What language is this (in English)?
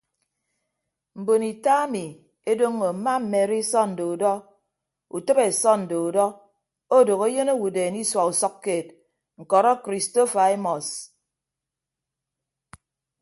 Ibibio